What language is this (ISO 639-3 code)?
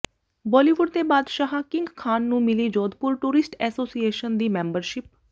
pan